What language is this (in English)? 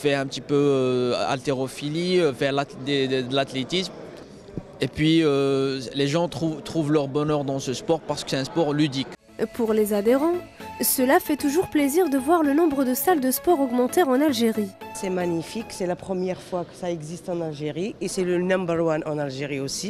French